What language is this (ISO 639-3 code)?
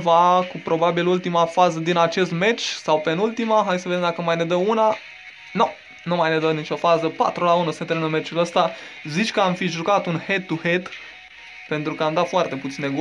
ron